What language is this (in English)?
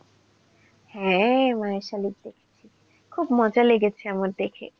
Bangla